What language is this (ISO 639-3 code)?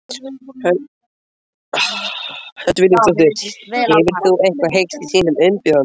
isl